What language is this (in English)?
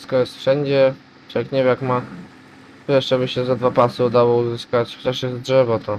Polish